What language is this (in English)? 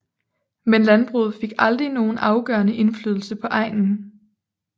Danish